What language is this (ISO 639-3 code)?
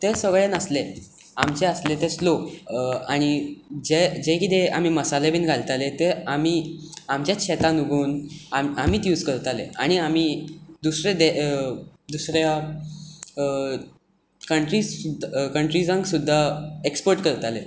kok